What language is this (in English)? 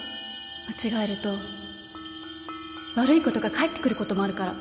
Japanese